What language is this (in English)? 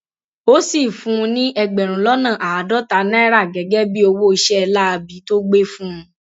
Yoruba